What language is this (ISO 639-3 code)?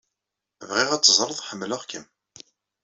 kab